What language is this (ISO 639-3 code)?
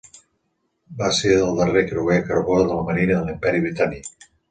cat